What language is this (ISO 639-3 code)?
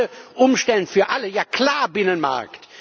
deu